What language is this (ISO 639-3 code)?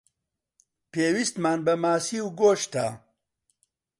ckb